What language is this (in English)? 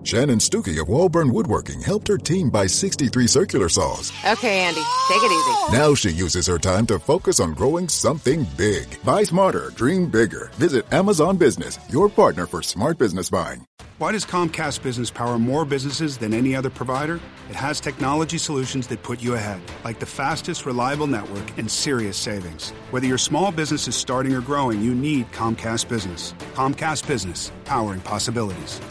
Filipino